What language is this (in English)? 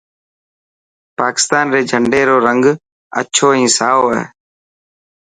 Dhatki